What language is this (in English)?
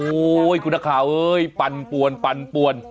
Thai